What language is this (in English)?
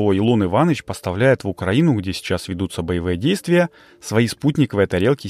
Russian